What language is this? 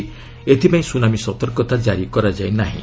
Odia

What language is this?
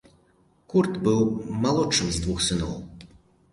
Belarusian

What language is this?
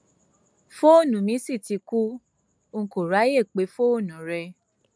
Yoruba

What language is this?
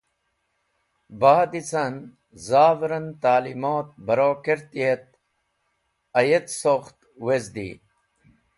Wakhi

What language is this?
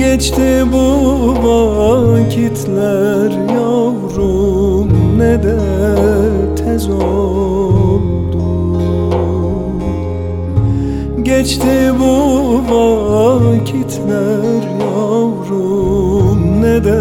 Turkish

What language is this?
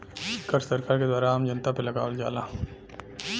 Bhojpuri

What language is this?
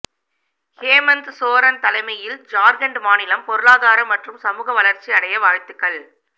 Tamil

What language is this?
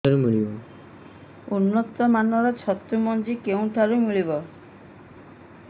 Odia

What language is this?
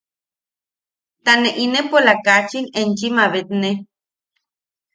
Yaqui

